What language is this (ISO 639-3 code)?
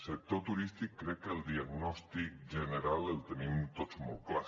cat